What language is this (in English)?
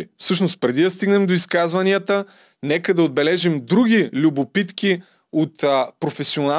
Bulgarian